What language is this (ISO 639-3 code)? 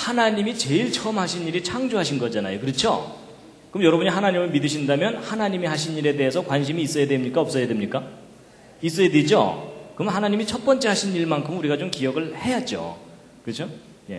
kor